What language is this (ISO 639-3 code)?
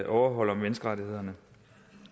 dan